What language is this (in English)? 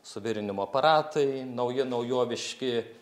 Lithuanian